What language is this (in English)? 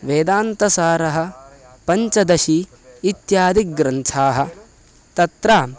Sanskrit